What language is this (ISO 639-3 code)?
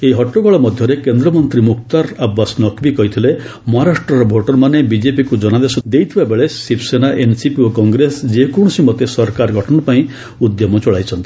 ori